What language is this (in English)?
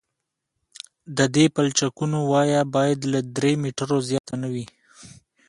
Pashto